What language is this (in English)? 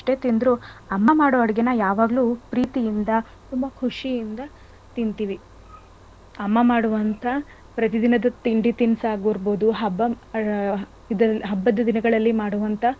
Kannada